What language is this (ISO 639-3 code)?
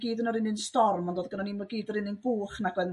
cym